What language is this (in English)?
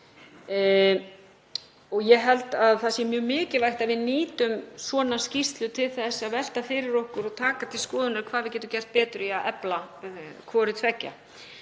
Icelandic